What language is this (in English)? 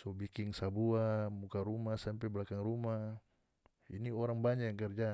North Moluccan Malay